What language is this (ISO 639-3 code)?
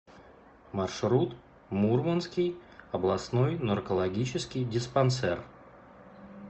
rus